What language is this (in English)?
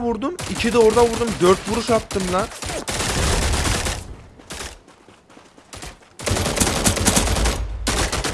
Turkish